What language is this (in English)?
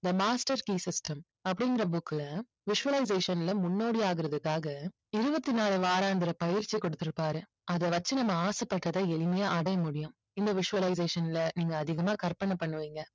Tamil